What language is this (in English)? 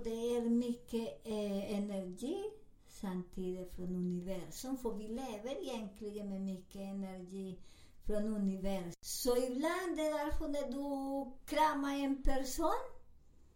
Swedish